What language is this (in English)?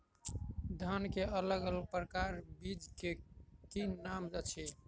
Maithili